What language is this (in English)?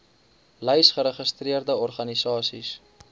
Afrikaans